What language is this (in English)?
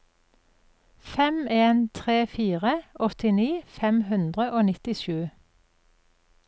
Norwegian